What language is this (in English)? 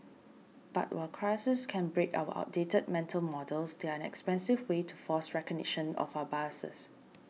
English